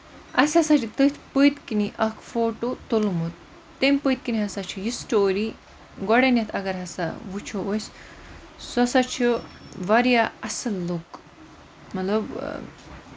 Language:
Kashmiri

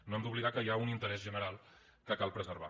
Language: Catalan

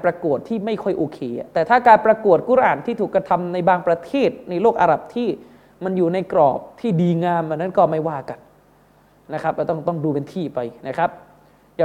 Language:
Thai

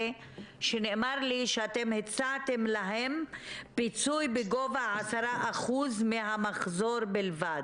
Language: Hebrew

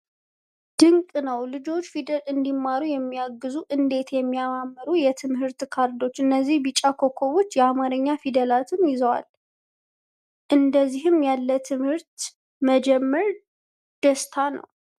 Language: Amharic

